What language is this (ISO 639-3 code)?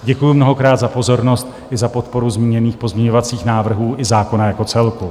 ces